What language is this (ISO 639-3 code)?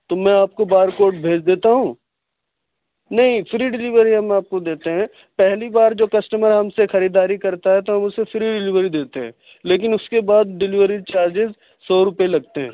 urd